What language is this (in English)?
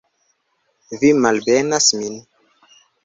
Esperanto